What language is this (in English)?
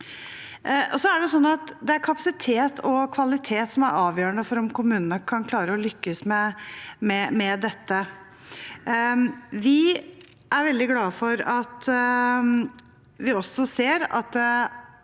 Norwegian